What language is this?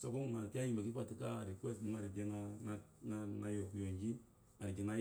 Eloyi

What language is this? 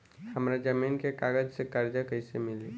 Bhojpuri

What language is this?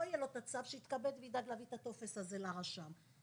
Hebrew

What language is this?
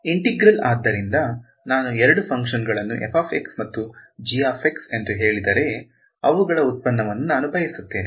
Kannada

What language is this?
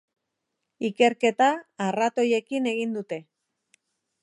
Basque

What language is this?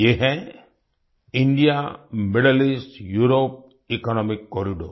Hindi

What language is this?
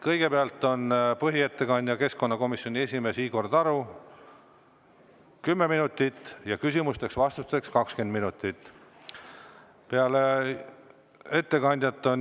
Estonian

